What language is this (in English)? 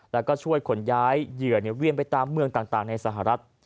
Thai